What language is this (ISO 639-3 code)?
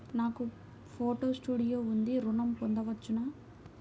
tel